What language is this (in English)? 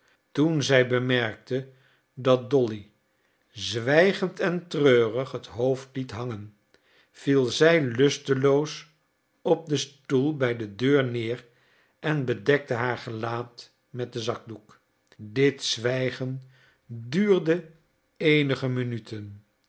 Dutch